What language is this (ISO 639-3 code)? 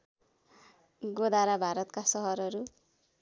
nep